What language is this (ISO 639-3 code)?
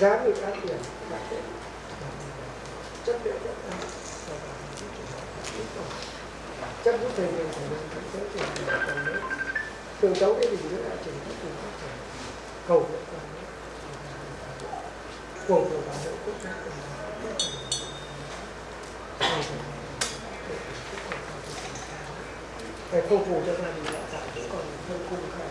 vie